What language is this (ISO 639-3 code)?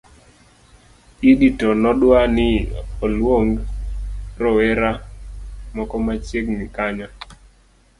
luo